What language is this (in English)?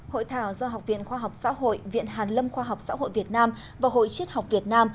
Vietnamese